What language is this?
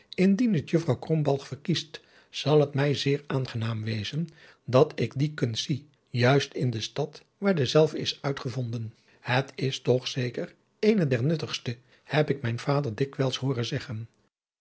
Dutch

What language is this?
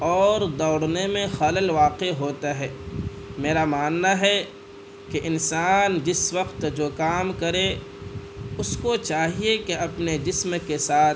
Urdu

